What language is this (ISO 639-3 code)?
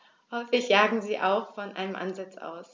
deu